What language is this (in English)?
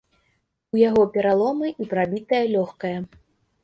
Belarusian